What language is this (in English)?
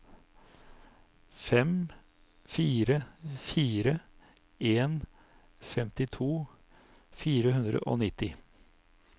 Norwegian